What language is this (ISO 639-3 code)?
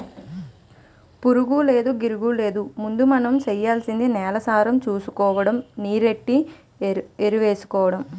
tel